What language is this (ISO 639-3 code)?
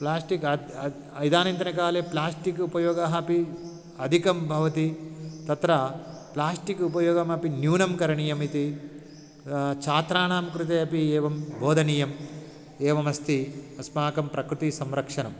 san